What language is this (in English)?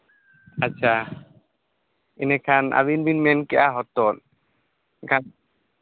Santali